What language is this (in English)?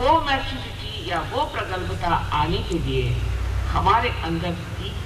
Hindi